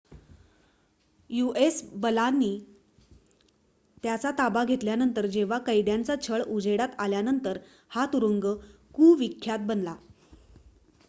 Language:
Marathi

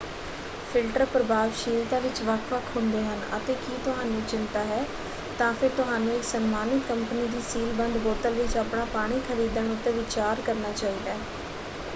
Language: Punjabi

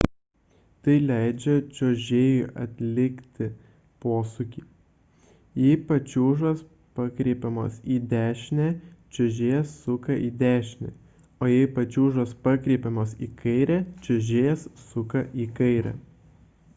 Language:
Lithuanian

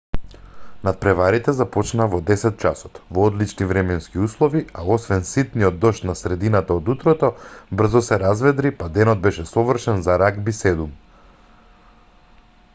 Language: Macedonian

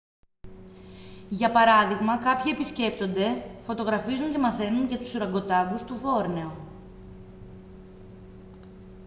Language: Greek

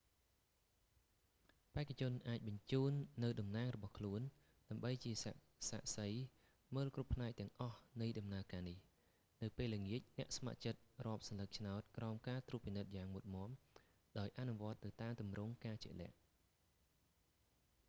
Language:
Khmer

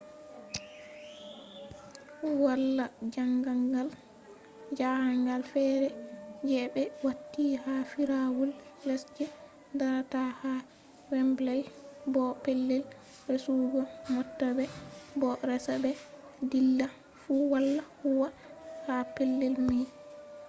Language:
Fula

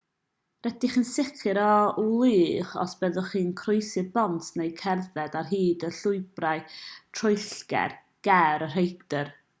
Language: Welsh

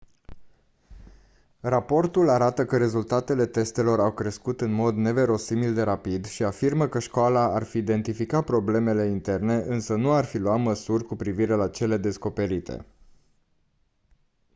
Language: Romanian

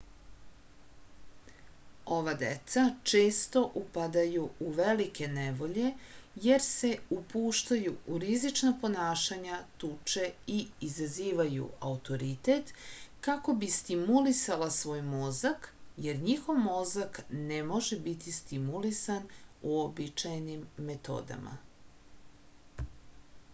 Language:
Serbian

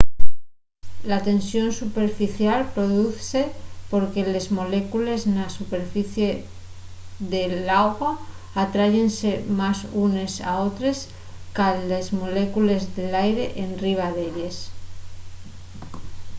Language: Asturian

